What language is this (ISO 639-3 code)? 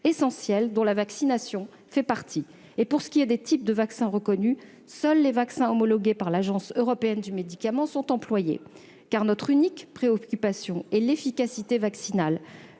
fra